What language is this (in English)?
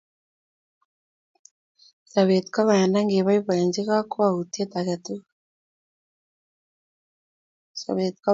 Kalenjin